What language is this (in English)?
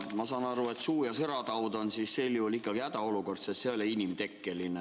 Estonian